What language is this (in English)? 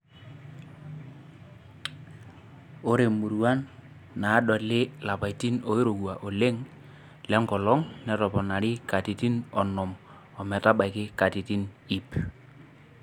Masai